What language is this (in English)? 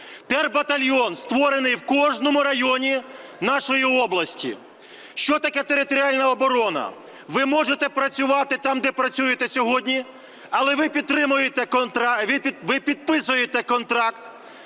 Ukrainian